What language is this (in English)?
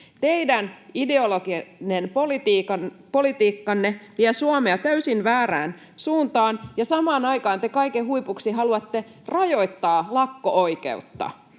Finnish